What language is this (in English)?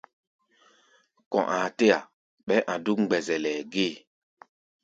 Gbaya